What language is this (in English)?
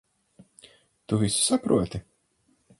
Latvian